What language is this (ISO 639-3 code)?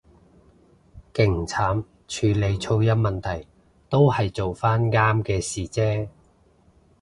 yue